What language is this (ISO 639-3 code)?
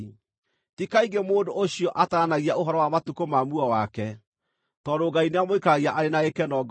kik